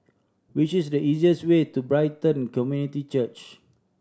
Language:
English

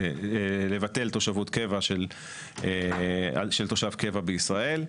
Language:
Hebrew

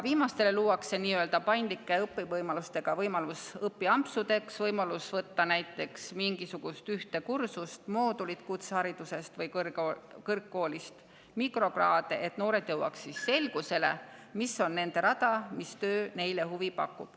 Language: Estonian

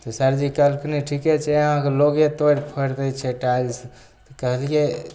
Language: Maithili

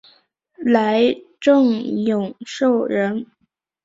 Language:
Chinese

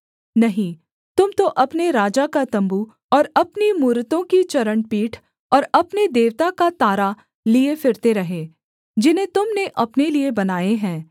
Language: Hindi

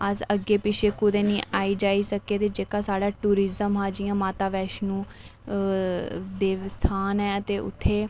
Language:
Dogri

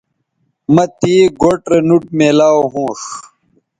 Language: Bateri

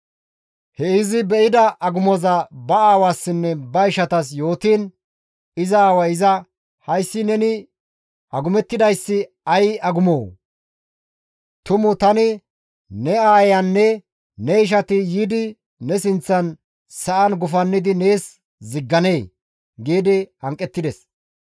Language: Gamo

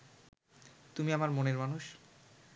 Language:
Bangla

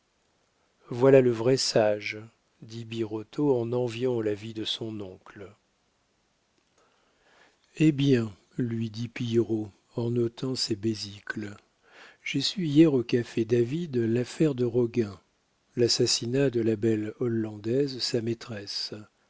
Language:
French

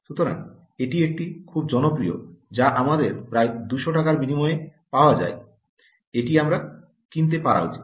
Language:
Bangla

